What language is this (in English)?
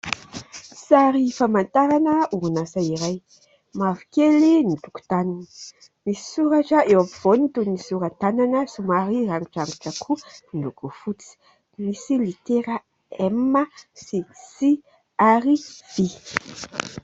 Malagasy